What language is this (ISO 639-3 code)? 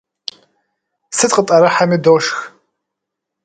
kbd